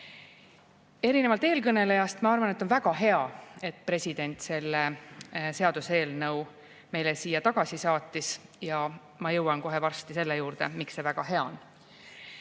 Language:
Estonian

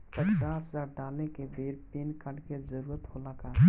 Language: Bhojpuri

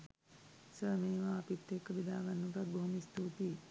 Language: Sinhala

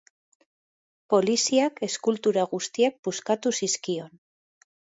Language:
Basque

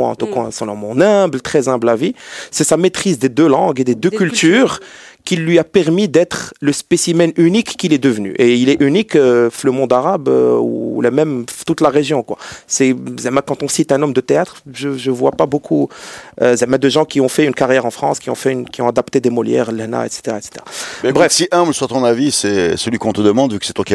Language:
French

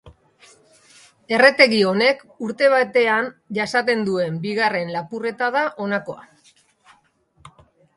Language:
Basque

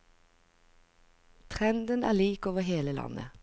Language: Norwegian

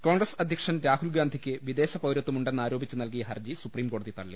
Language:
Malayalam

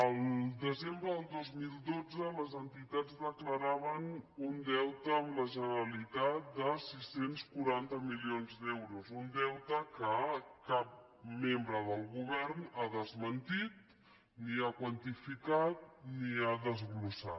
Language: Catalan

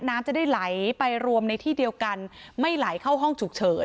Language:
Thai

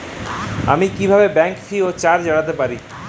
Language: Bangla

